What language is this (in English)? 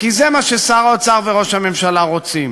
Hebrew